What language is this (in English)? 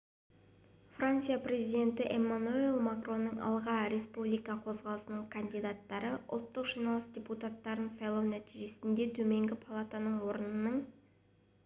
Kazakh